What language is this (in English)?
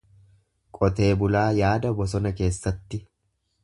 Oromo